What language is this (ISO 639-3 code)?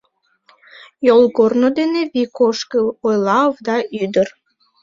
chm